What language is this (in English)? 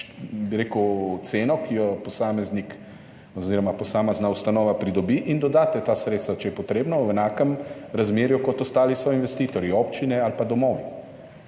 Slovenian